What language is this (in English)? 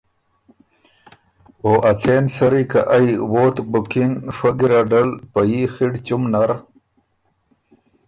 Ormuri